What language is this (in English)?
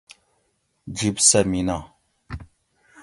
Gawri